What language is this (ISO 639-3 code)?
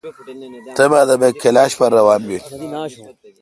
xka